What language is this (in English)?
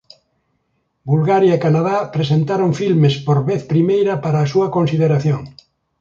Galician